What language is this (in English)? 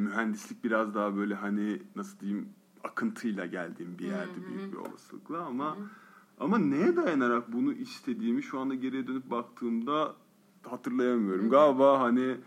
Turkish